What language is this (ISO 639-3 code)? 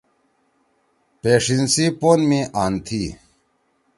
trw